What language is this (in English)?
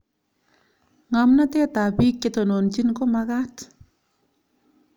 Kalenjin